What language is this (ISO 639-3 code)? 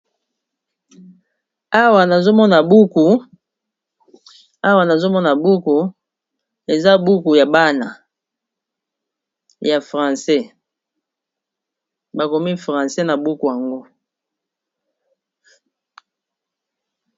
lin